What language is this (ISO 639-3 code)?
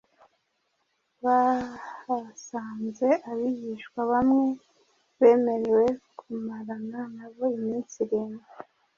kin